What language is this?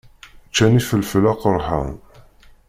Kabyle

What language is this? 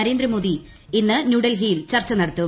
Malayalam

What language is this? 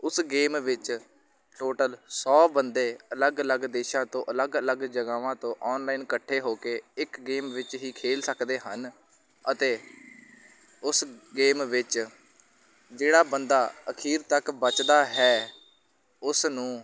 Punjabi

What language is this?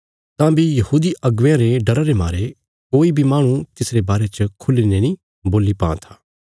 Bilaspuri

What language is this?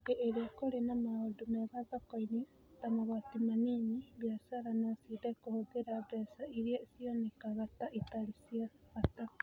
Kikuyu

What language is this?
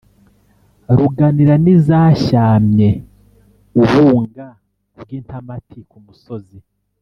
Kinyarwanda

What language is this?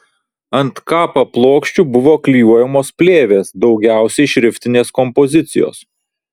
Lithuanian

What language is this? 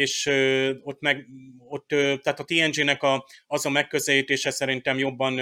Hungarian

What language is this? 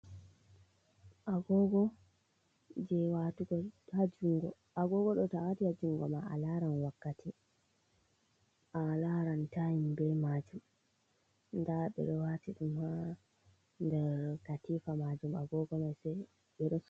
Fula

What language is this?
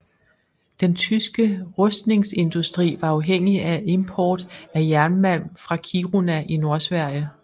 Danish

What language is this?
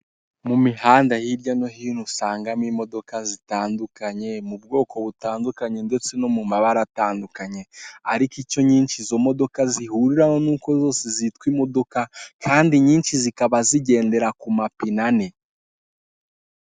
Kinyarwanda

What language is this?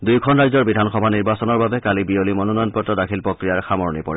Assamese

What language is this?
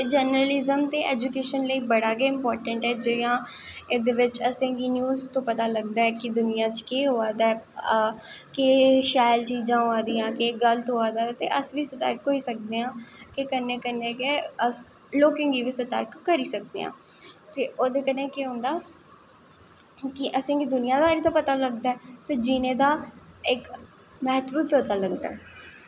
Dogri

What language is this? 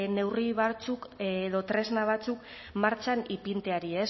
Basque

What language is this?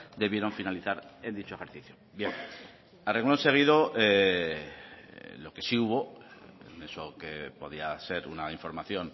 Spanish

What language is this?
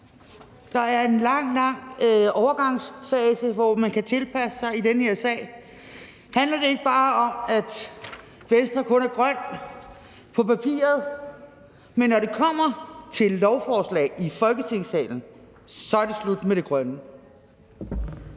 Danish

